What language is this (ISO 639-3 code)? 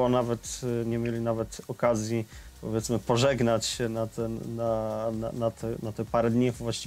pol